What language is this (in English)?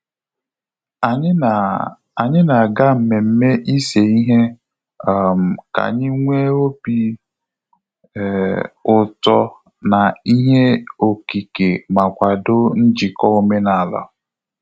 Igbo